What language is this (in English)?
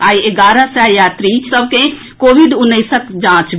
Maithili